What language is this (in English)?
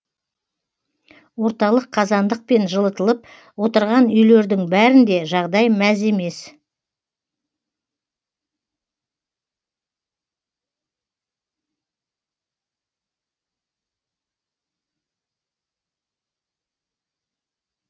Kazakh